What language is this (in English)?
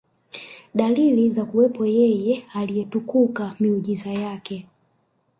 Swahili